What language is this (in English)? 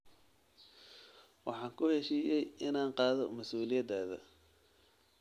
Somali